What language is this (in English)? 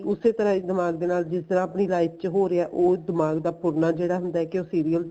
Punjabi